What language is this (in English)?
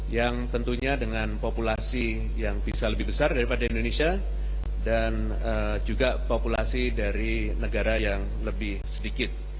Indonesian